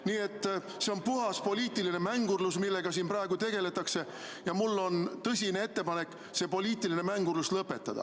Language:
Estonian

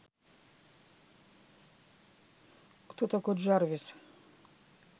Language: Russian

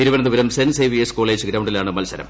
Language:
Malayalam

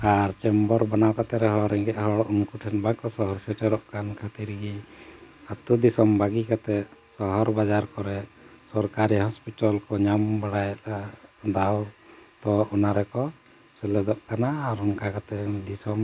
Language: Santali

